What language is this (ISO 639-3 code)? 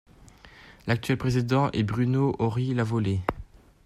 fra